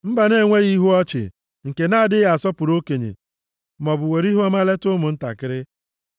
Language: Igbo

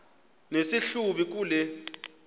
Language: Xhosa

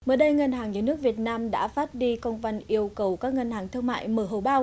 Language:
Vietnamese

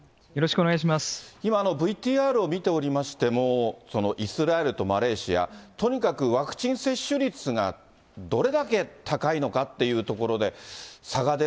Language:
Japanese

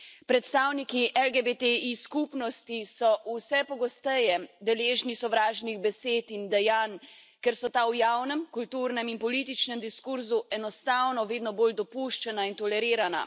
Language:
Slovenian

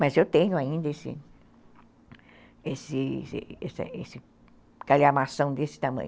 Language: Portuguese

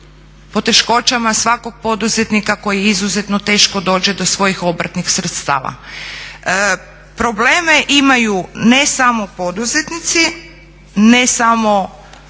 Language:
Croatian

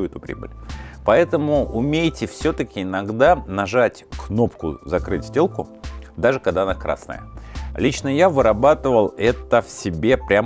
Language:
Russian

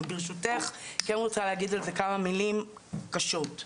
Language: Hebrew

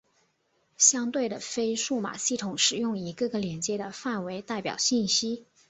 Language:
Chinese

